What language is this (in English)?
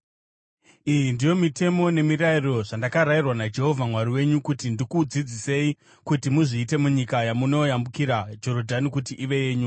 Shona